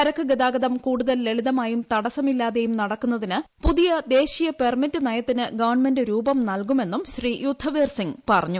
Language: Malayalam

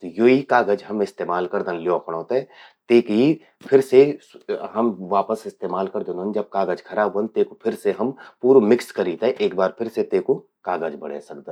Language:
Garhwali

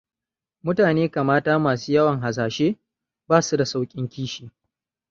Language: Hausa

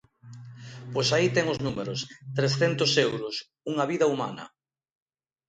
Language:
Galician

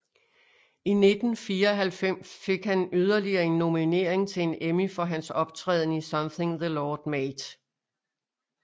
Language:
Danish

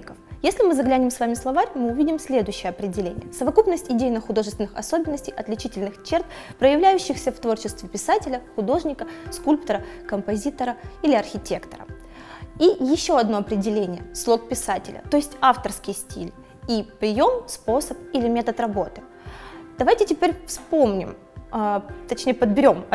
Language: Russian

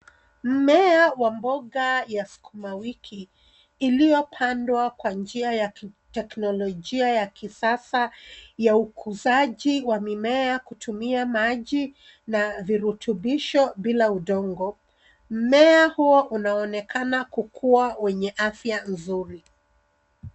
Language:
Swahili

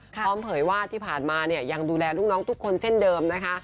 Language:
Thai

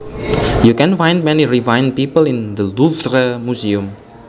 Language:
Javanese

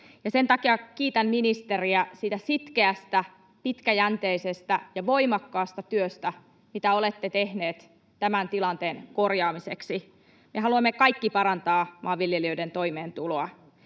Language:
Finnish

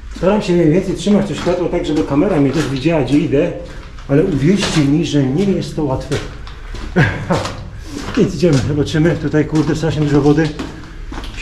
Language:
Polish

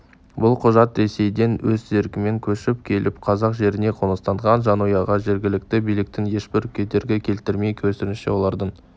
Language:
Kazakh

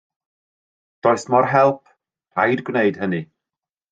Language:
Welsh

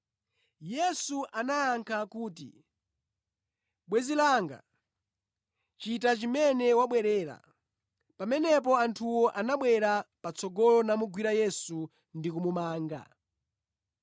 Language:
Nyanja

